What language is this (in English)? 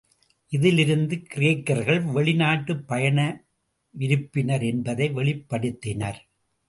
Tamil